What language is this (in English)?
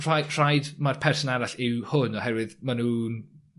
Welsh